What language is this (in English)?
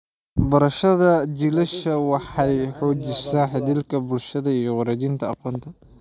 Somali